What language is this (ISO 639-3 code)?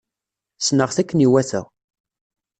kab